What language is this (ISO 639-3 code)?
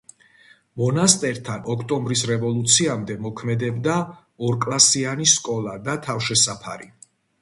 kat